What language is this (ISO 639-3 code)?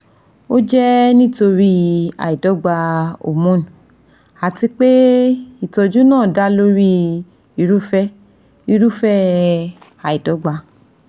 yor